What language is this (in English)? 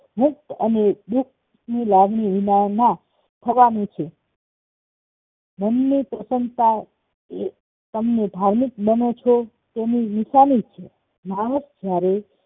Gujarati